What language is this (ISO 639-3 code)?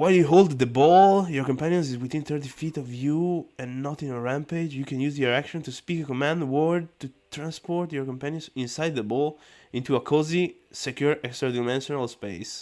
ita